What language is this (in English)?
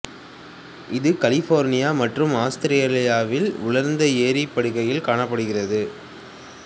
Tamil